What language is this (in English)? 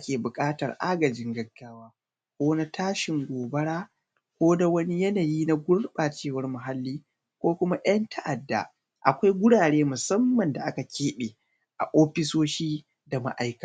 Hausa